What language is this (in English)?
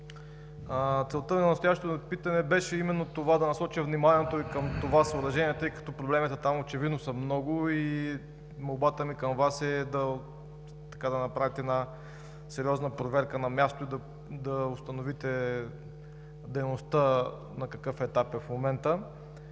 Bulgarian